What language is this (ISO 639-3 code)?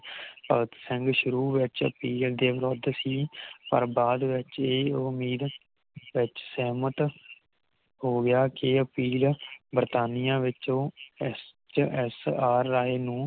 pan